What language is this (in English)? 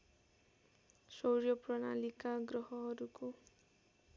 Nepali